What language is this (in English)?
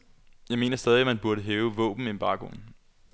Danish